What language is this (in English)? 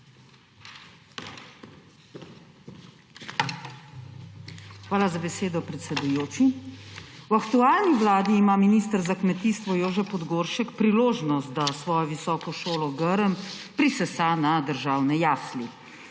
Slovenian